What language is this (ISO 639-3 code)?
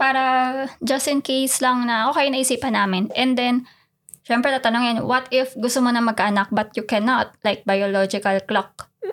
fil